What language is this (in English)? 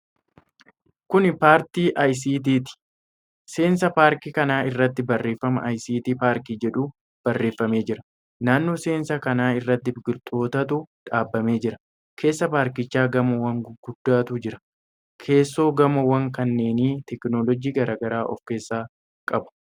Oromo